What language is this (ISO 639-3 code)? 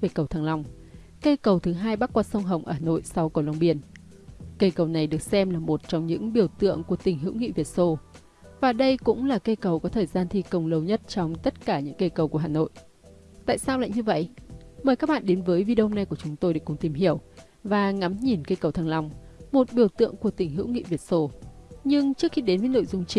vie